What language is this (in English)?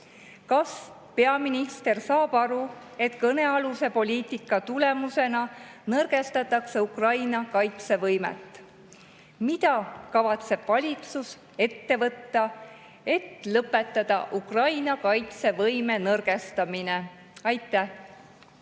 Estonian